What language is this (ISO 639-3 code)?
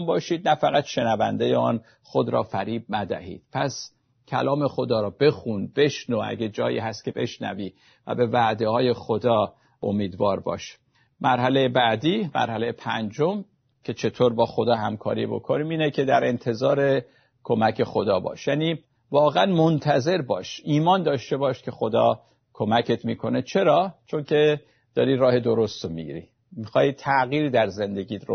fas